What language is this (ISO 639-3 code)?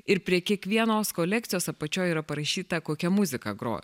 lit